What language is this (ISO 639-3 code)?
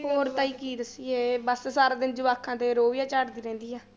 pan